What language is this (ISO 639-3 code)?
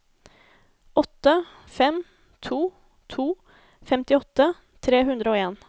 nor